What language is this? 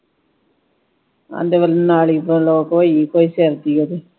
Punjabi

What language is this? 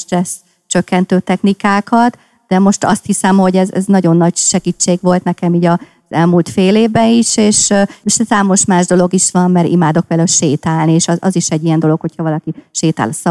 Hungarian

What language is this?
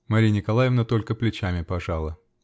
Russian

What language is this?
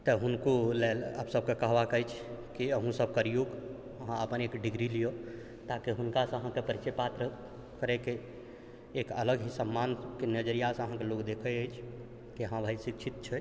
Maithili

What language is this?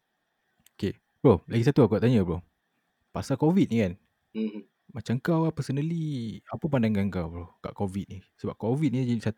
Malay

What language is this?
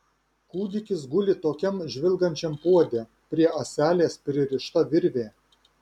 Lithuanian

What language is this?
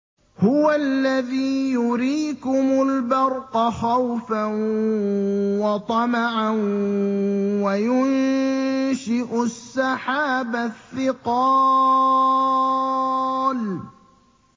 Arabic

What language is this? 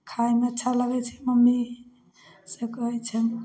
Maithili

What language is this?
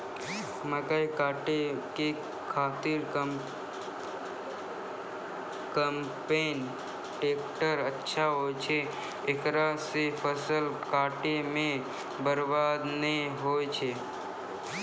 Maithili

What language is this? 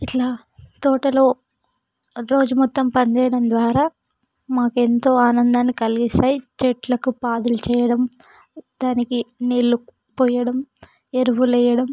Telugu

